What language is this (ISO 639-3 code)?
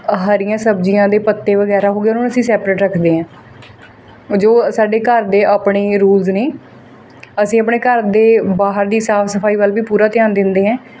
pan